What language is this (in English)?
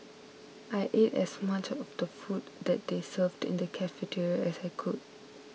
English